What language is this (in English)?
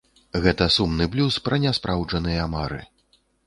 Belarusian